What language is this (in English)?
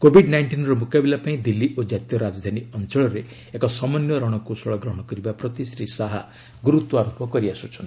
Odia